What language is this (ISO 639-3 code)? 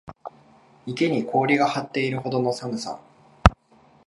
jpn